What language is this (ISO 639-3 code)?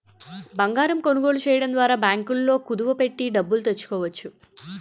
tel